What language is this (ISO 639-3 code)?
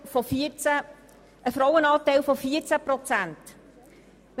gsw